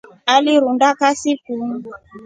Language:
Rombo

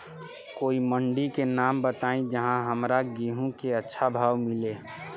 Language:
Bhojpuri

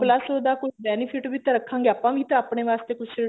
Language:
Punjabi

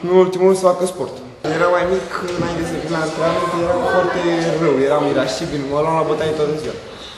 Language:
Romanian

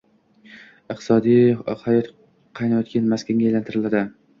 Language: Uzbek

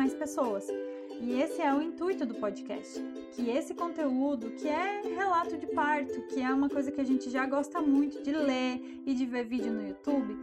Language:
Portuguese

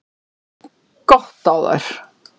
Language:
Icelandic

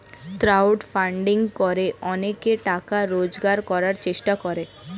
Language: Bangla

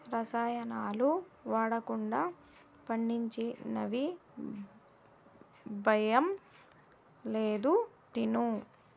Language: Telugu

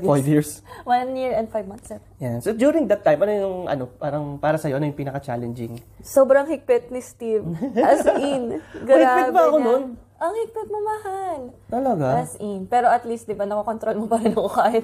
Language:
Filipino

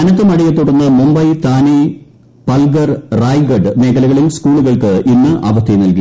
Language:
Malayalam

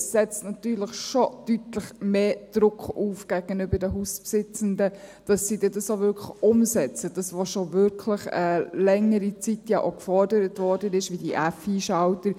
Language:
Swiss German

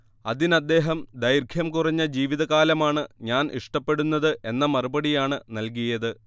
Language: Malayalam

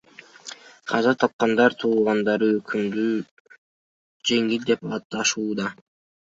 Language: Kyrgyz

